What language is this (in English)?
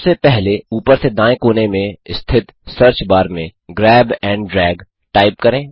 Hindi